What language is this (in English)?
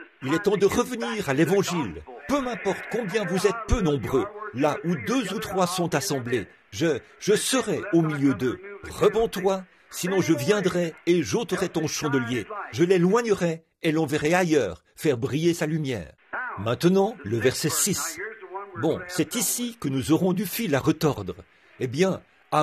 French